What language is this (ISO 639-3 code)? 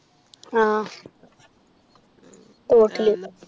mal